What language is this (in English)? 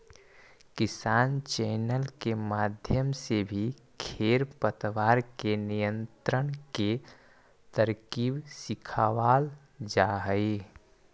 Magahi